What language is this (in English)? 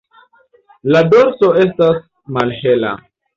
Esperanto